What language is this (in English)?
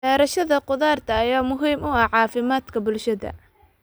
Somali